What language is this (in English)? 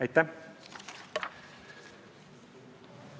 Estonian